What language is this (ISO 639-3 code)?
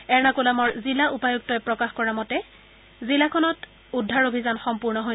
asm